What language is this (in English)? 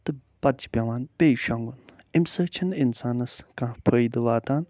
Kashmiri